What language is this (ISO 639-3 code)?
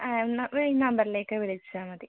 mal